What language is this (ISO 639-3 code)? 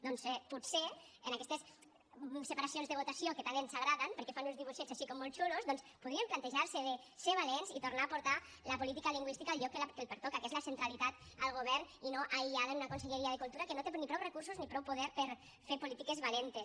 cat